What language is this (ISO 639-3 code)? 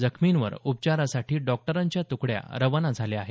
mar